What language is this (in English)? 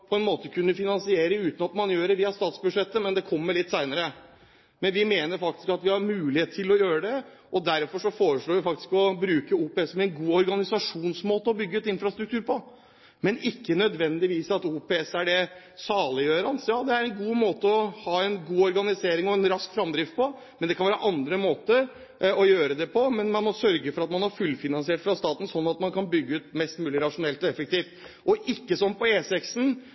Norwegian Bokmål